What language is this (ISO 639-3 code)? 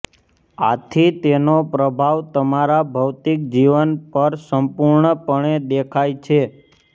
guj